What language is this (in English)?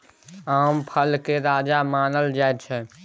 Maithili